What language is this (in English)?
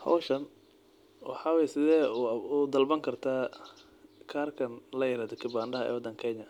Somali